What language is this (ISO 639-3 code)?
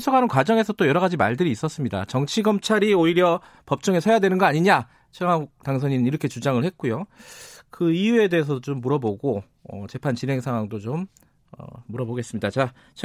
kor